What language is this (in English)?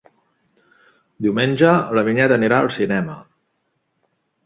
Catalan